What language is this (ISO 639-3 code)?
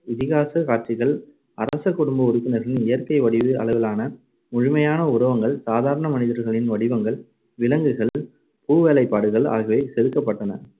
tam